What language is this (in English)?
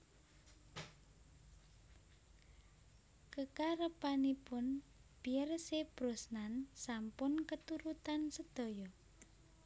Javanese